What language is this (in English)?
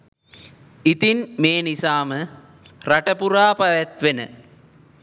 Sinhala